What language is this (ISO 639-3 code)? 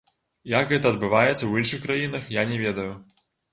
bel